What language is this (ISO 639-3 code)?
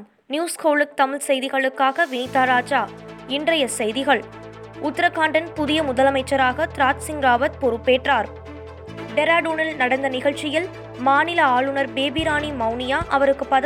tam